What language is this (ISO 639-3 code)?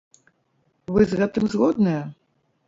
bel